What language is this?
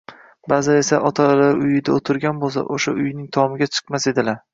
Uzbek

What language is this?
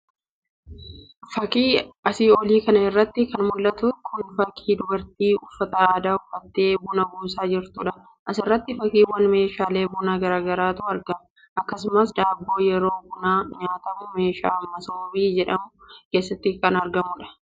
Oromo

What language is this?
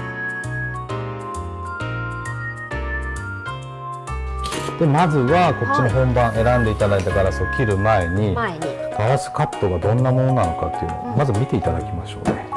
Japanese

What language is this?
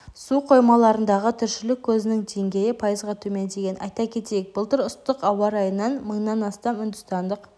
Kazakh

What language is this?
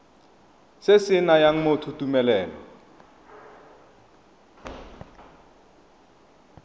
Tswana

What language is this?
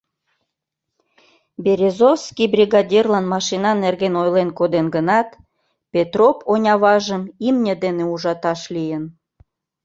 Mari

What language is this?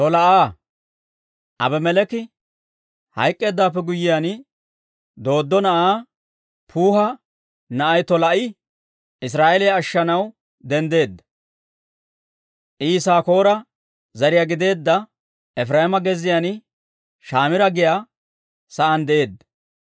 Dawro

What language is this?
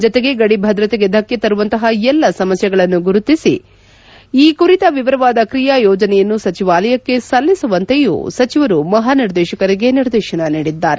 Kannada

